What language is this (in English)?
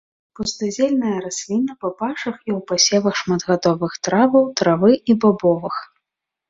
Belarusian